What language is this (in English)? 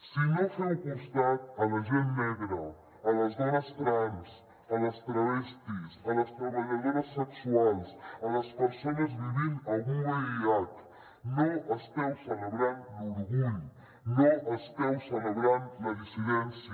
Catalan